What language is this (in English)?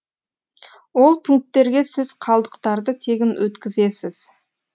Kazakh